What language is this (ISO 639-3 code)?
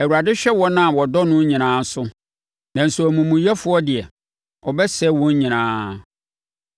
aka